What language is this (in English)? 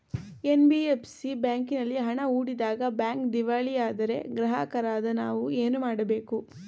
Kannada